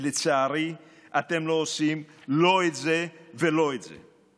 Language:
Hebrew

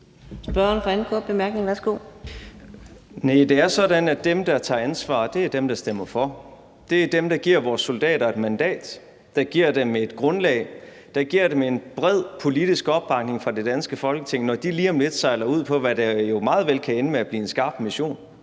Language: Danish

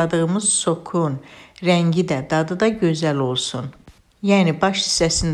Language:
Turkish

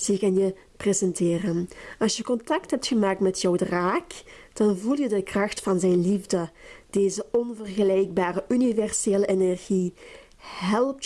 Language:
Dutch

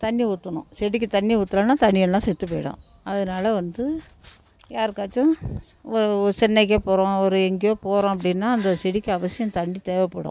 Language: Tamil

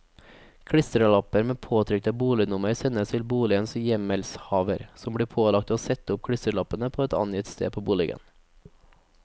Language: Norwegian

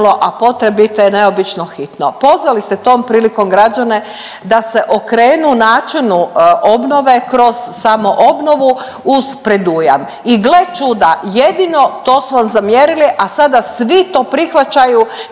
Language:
Croatian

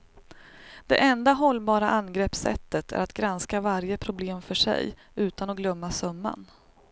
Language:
Swedish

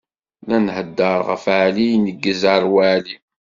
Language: Kabyle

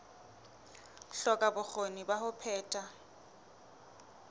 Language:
Southern Sotho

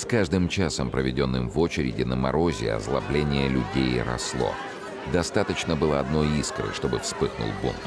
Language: Russian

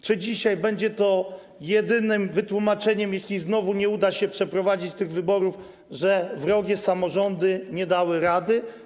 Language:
Polish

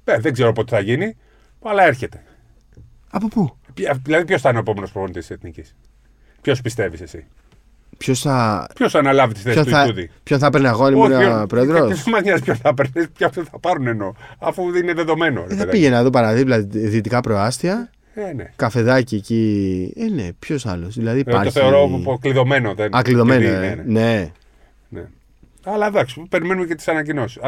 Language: Greek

